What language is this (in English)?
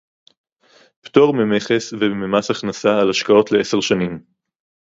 Hebrew